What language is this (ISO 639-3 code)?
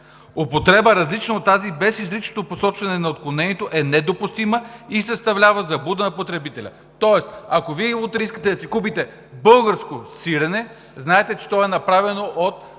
bul